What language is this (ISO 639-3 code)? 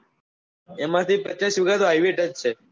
guj